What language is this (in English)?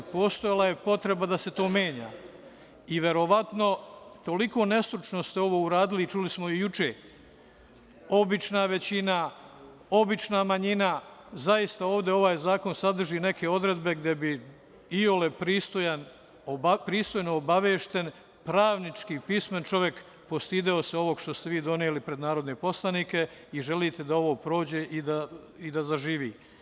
Serbian